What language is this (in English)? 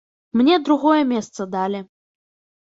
Belarusian